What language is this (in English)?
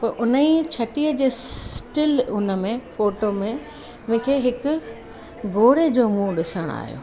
Sindhi